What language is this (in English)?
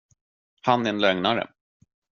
Swedish